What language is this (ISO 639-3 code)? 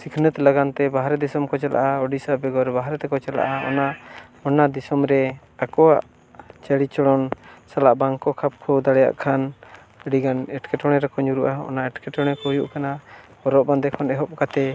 sat